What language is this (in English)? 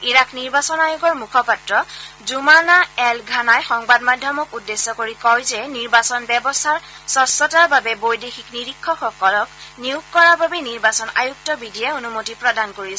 Assamese